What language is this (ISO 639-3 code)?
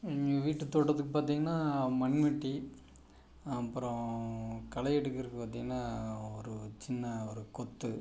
tam